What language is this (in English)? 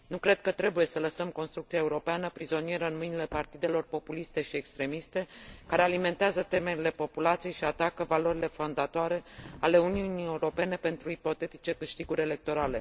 Romanian